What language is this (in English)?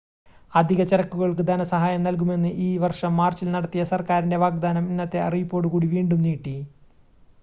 Malayalam